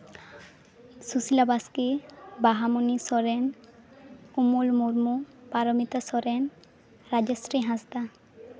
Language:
Santali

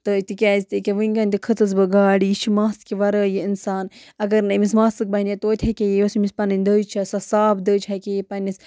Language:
Kashmiri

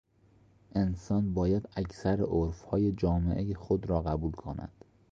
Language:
Persian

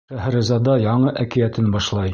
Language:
Bashkir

